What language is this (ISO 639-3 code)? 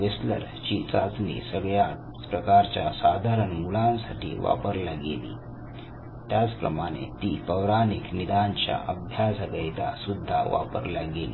mar